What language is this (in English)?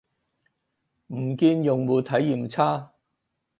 Cantonese